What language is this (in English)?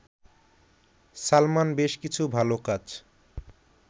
Bangla